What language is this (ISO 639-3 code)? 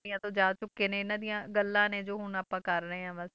pan